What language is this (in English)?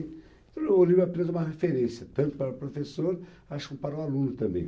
Portuguese